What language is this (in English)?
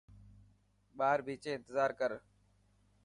Dhatki